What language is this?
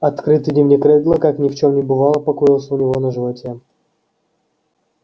Russian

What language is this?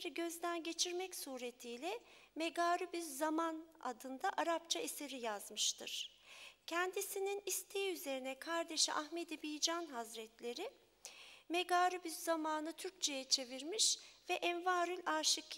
Turkish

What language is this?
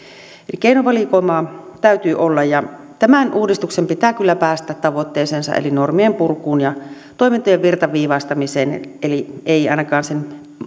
Finnish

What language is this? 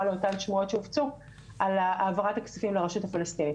Hebrew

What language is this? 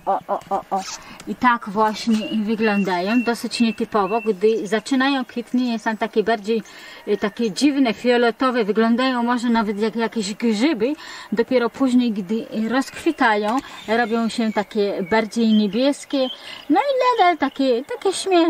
Polish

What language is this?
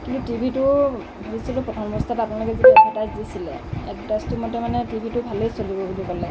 Assamese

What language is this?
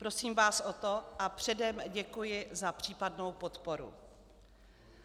Czech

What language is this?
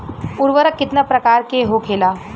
Bhojpuri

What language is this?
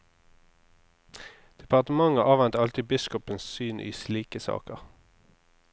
Norwegian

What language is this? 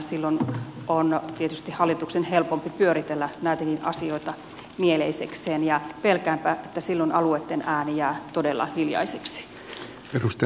Finnish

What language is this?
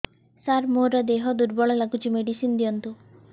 Odia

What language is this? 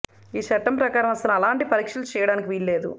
Telugu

